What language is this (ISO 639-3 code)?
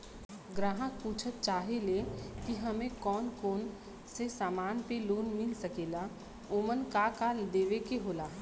bho